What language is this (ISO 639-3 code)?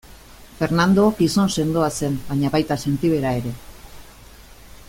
eus